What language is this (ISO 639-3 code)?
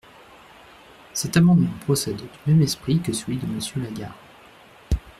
fra